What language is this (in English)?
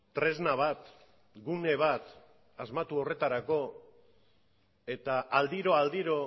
Basque